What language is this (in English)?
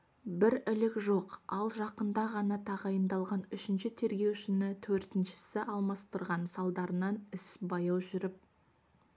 Kazakh